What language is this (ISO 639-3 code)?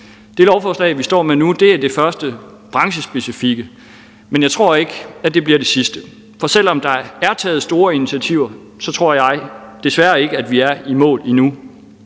dan